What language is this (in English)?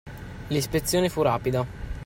Italian